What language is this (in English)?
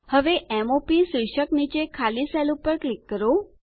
Gujarati